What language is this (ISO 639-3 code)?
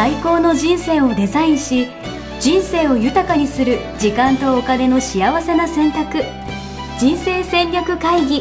jpn